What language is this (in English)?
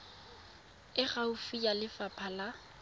Tswana